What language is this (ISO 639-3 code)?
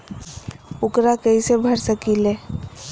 mag